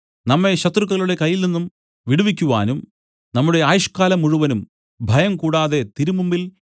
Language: Malayalam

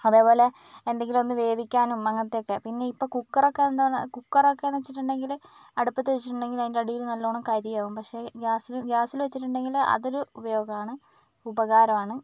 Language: Malayalam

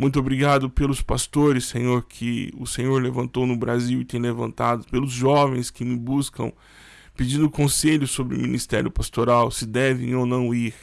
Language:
Portuguese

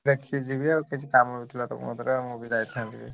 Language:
Odia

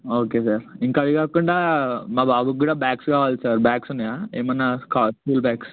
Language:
Telugu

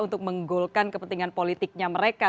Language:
Indonesian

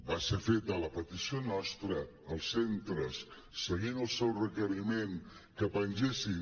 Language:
Catalan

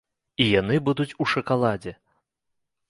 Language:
Belarusian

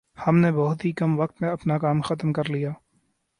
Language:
Urdu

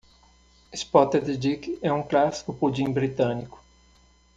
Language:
Portuguese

